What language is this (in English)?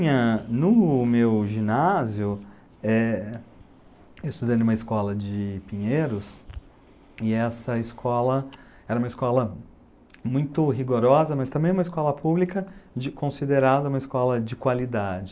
Portuguese